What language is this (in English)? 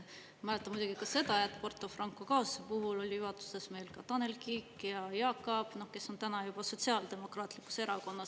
Estonian